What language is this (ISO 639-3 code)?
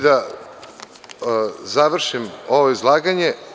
srp